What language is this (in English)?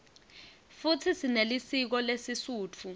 Swati